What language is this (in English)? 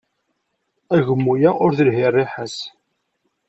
Kabyle